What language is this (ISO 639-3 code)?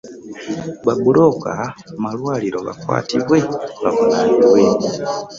lug